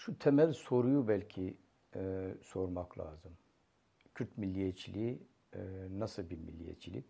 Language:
Turkish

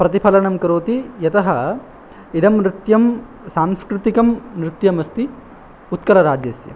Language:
Sanskrit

